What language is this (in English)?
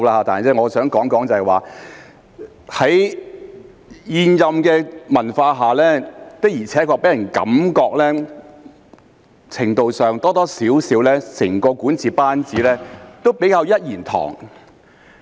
Cantonese